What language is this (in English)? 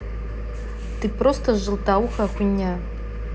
Russian